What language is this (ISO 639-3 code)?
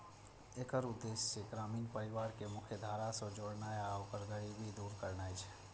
mai